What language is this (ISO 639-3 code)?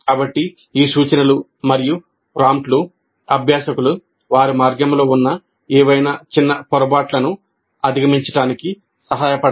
tel